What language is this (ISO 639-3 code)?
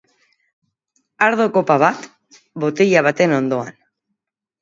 eus